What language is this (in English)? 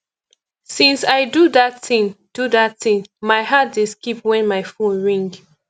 Nigerian Pidgin